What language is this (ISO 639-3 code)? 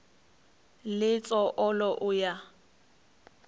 nso